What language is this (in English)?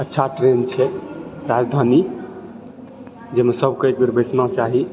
Maithili